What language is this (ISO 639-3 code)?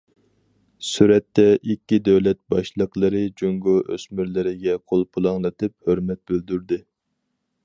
uig